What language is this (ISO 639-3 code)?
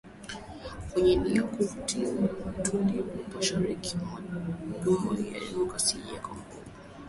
swa